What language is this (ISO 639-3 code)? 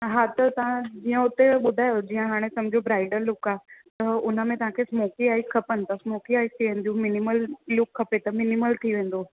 snd